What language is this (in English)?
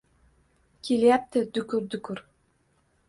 Uzbek